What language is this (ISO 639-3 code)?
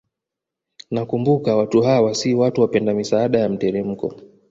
swa